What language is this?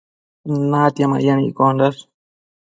Matsés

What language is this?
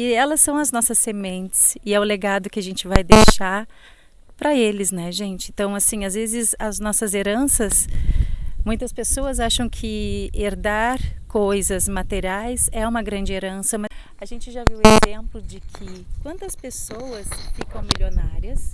Portuguese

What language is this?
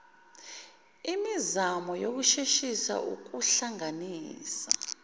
Zulu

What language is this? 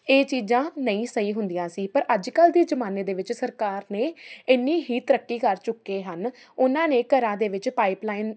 Punjabi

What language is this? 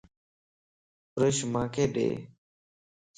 Lasi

